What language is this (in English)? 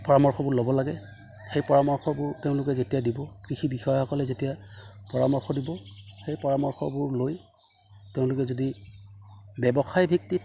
Assamese